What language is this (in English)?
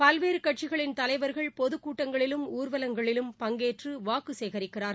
Tamil